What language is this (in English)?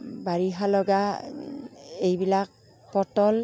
Assamese